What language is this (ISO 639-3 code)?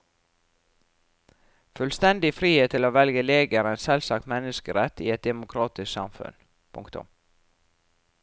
nor